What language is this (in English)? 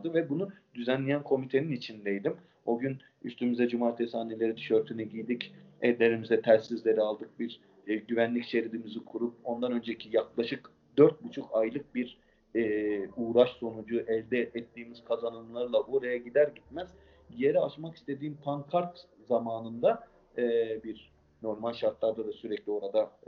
Turkish